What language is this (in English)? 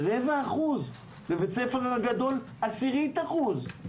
Hebrew